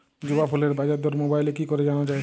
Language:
Bangla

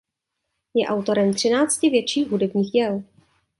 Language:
Czech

